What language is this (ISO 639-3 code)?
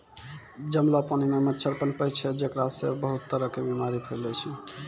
mai